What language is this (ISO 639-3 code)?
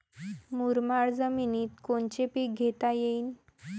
mar